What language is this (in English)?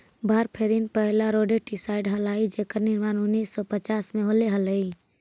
Magahi